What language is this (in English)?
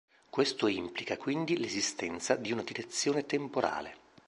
Italian